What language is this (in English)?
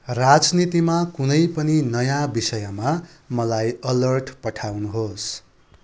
Nepali